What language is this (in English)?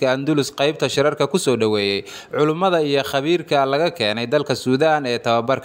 Arabic